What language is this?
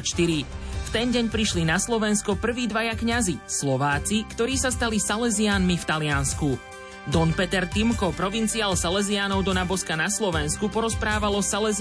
Slovak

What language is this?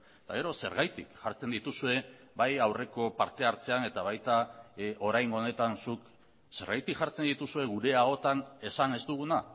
Basque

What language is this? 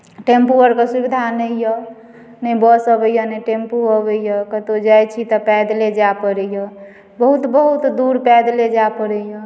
Maithili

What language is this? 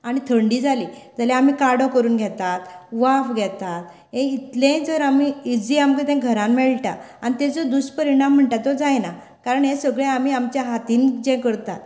Konkani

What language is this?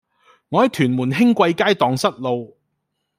Cantonese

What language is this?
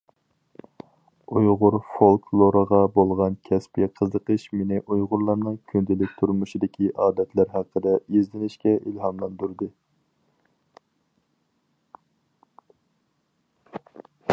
Uyghur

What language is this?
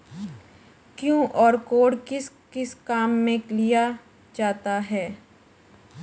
Hindi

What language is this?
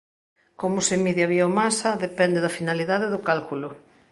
Galician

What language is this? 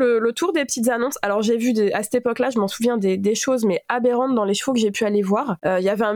French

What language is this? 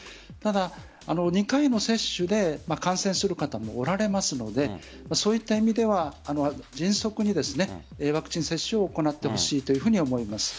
Japanese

